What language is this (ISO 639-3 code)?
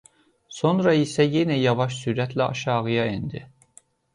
aze